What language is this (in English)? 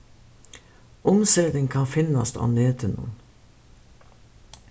Faroese